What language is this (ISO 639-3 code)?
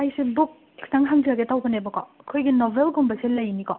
mni